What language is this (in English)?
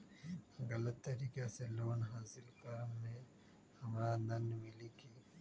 Magahi